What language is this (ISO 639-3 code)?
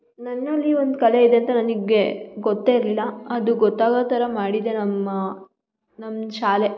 kan